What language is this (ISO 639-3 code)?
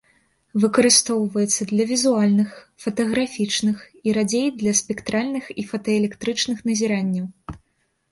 bel